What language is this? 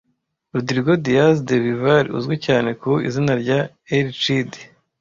Kinyarwanda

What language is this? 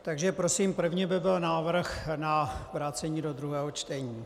Czech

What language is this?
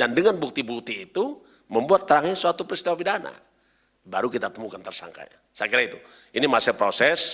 Indonesian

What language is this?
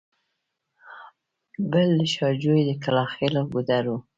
Pashto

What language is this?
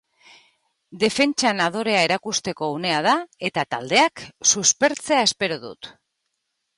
Basque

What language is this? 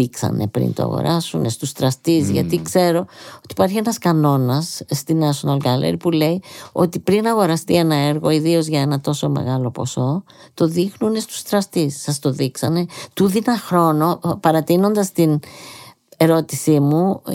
Greek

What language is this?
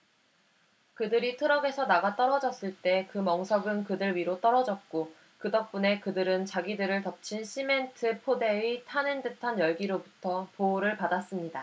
Korean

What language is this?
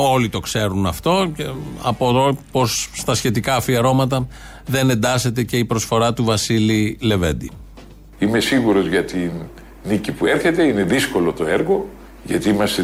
Greek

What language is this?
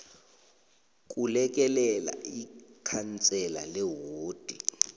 South Ndebele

